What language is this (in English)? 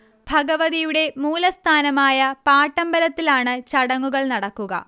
Malayalam